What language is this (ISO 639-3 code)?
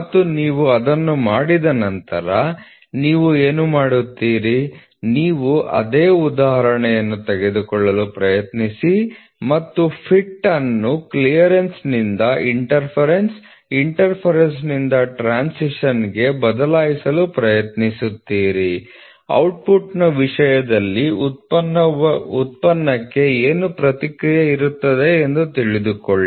kan